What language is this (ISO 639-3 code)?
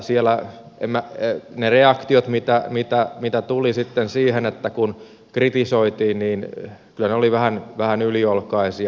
fin